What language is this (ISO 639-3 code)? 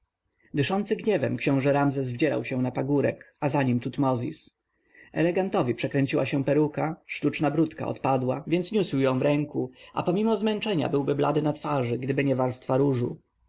pol